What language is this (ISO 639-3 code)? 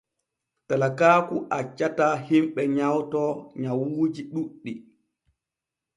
fue